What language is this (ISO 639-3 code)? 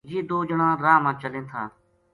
gju